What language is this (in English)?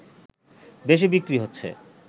Bangla